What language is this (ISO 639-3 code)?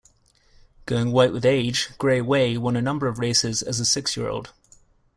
eng